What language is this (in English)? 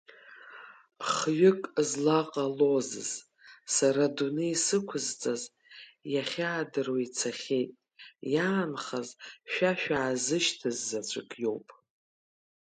Abkhazian